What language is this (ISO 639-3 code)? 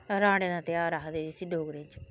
doi